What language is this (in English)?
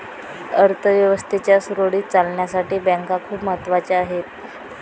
Marathi